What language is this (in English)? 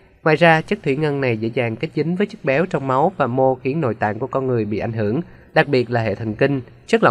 Vietnamese